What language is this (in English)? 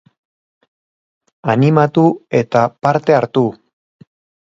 Basque